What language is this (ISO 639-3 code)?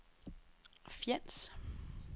dan